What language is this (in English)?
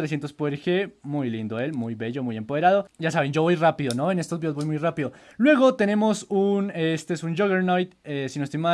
Spanish